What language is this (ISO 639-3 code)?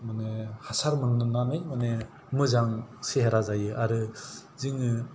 brx